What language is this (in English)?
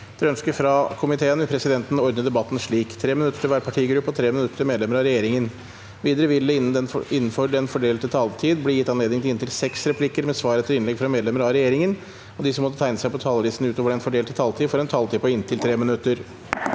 Norwegian